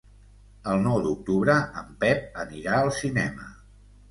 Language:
Catalan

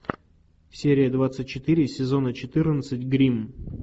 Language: Russian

